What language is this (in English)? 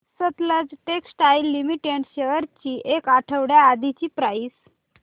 Marathi